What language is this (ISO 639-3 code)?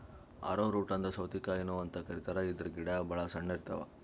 kan